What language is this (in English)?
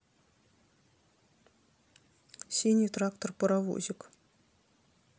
Russian